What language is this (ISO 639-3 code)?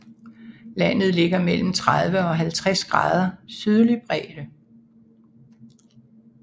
dan